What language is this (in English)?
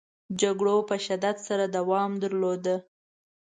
Pashto